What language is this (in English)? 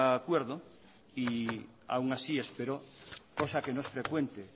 Spanish